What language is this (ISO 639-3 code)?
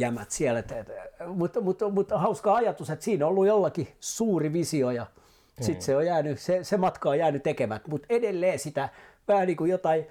fin